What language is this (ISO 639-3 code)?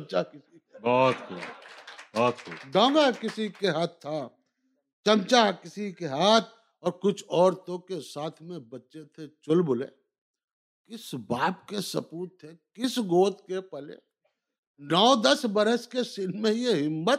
urd